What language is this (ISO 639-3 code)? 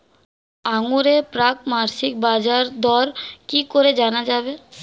ben